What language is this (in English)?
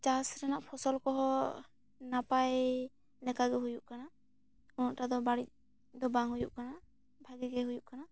Santali